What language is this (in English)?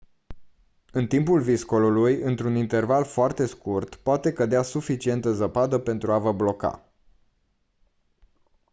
Romanian